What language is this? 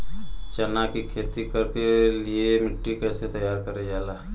Bhojpuri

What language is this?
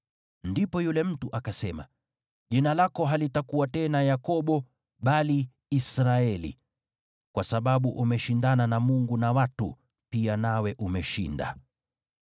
Swahili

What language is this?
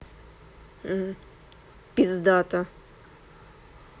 Russian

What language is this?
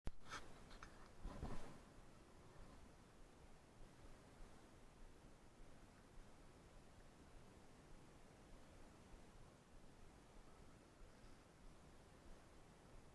Indonesian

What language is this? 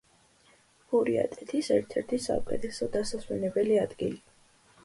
Georgian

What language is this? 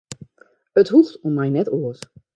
Western Frisian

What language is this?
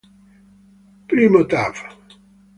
Italian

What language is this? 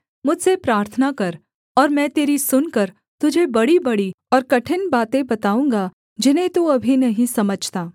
Hindi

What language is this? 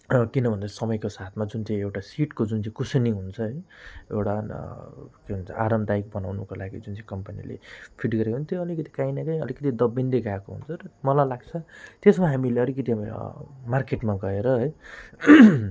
Nepali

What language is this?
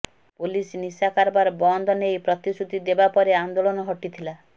Odia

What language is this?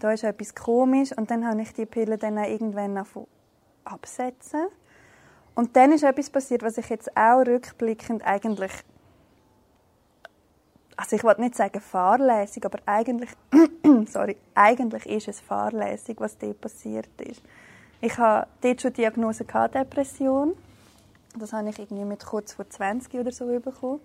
German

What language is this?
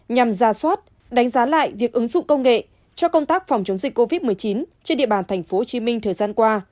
Vietnamese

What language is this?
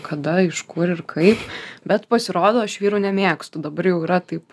Lithuanian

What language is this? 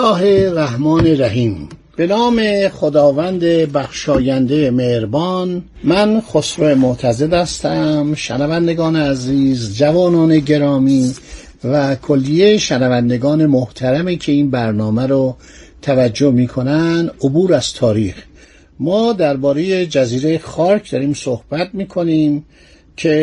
Persian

